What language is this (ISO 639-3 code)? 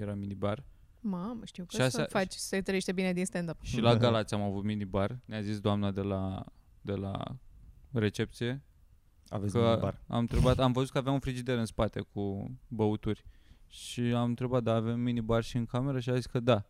ron